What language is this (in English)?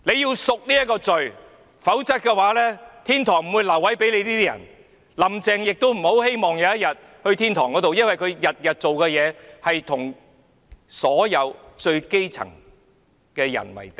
Cantonese